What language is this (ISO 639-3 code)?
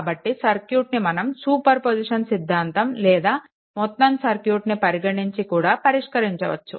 tel